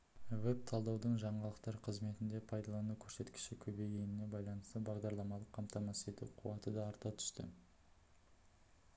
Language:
Kazakh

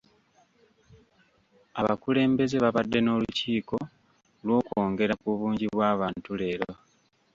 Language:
Ganda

